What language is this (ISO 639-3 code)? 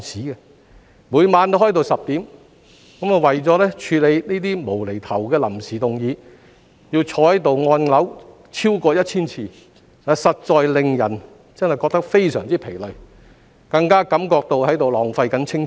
yue